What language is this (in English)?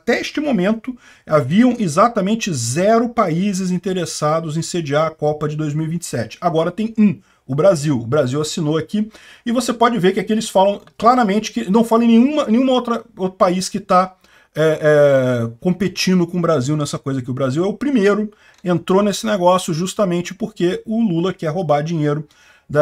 Portuguese